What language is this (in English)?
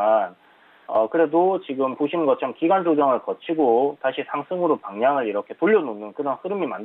Korean